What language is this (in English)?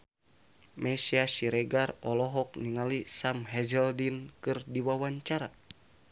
Sundanese